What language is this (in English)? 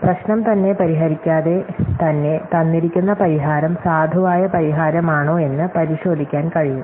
Malayalam